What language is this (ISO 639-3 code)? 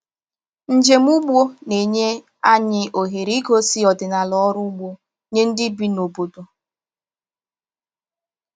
ibo